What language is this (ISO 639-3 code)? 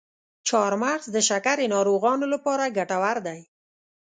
pus